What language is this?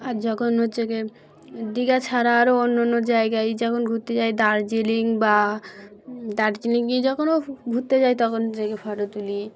Bangla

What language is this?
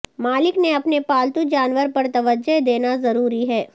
Urdu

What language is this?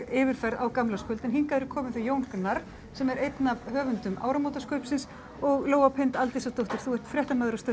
Icelandic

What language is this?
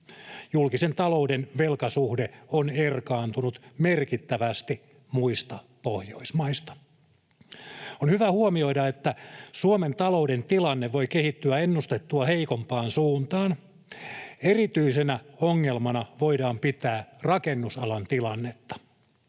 Finnish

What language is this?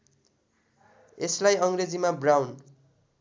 Nepali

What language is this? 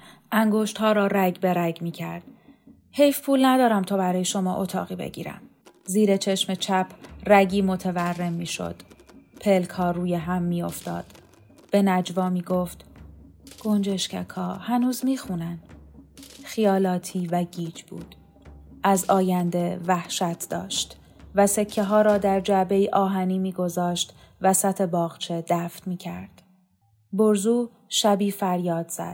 Persian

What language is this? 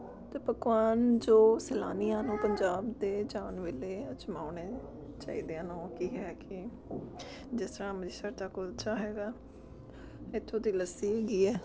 Punjabi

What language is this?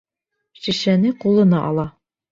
Bashkir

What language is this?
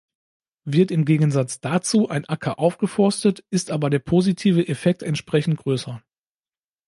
German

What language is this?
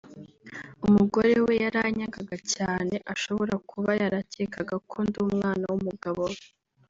Kinyarwanda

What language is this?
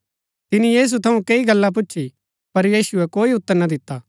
Gaddi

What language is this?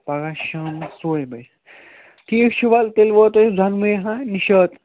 Kashmiri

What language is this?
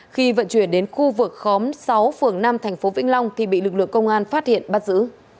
Vietnamese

